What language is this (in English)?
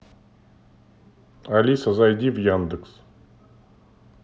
Russian